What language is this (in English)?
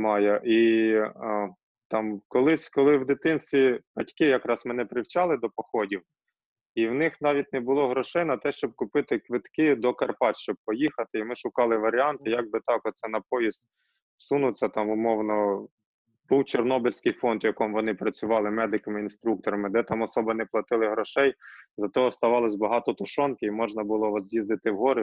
Ukrainian